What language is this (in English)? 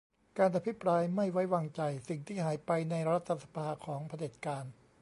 Thai